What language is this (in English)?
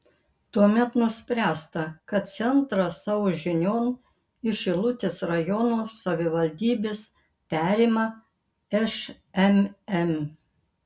Lithuanian